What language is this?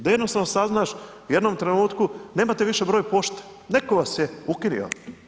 Croatian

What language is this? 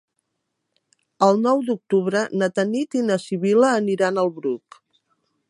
Catalan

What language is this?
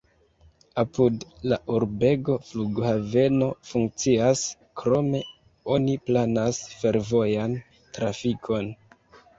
Esperanto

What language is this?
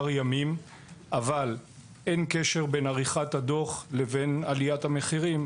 Hebrew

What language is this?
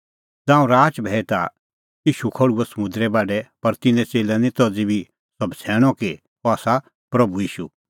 Kullu Pahari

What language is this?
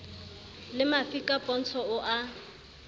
Southern Sotho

